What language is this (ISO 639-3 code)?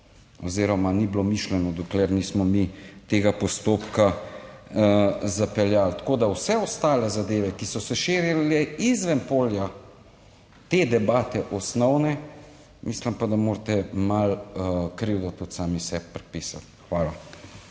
slv